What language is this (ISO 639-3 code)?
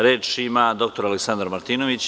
srp